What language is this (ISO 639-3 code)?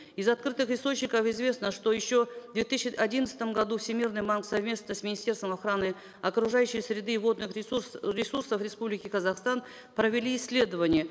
kaz